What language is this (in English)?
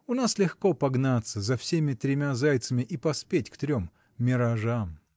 Russian